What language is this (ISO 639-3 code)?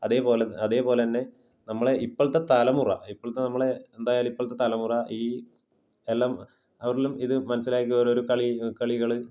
mal